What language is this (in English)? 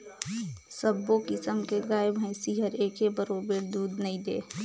Chhattisgarhi